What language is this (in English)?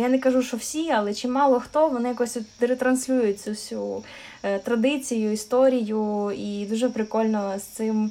Ukrainian